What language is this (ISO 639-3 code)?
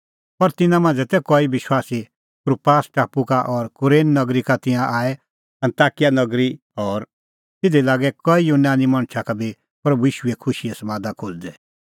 kfx